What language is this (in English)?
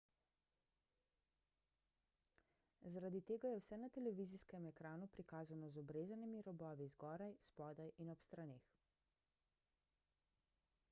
Slovenian